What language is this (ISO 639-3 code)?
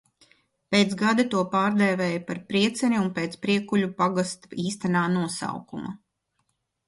lav